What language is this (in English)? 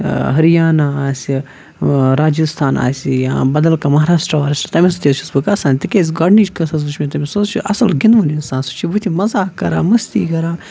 Kashmiri